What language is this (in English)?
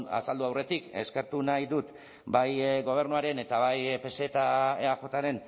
Basque